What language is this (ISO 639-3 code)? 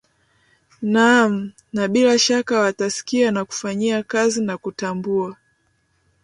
swa